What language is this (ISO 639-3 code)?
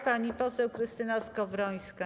pol